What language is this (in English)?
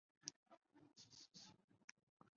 Chinese